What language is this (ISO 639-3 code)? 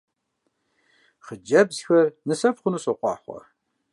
kbd